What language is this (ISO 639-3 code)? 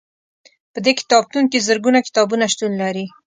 pus